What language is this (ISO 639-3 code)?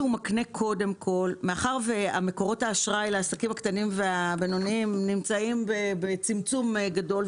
heb